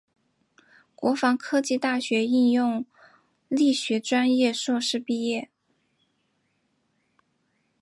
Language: Chinese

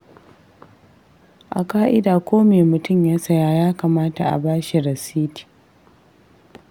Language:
Hausa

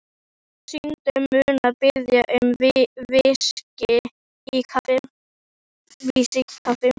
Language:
Icelandic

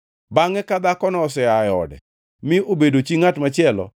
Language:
Luo (Kenya and Tanzania)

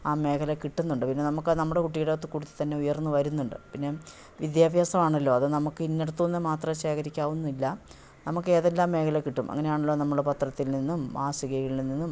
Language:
Malayalam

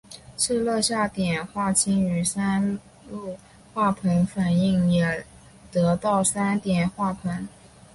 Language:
Chinese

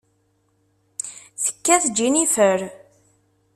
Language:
Kabyle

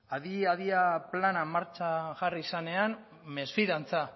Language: Basque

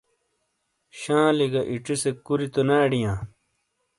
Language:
Shina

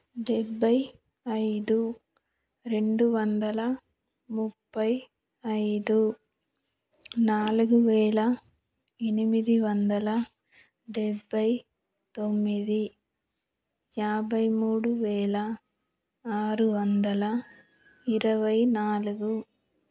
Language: Telugu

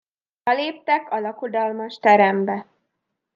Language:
Hungarian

